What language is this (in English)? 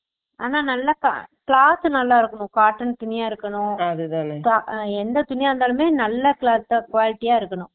Tamil